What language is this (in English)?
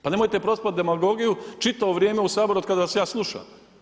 Croatian